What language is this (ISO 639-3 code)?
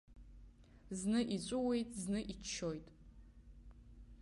abk